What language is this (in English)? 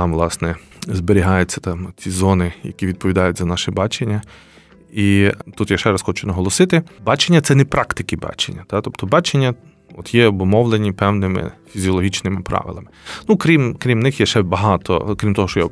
Ukrainian